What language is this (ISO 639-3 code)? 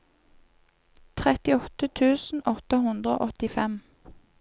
nor